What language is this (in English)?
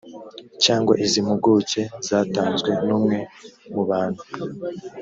Kinyarwanda